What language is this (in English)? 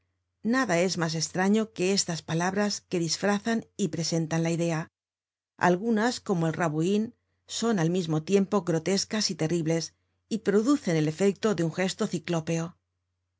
Spanish